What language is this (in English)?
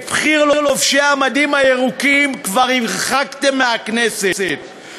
Hebrew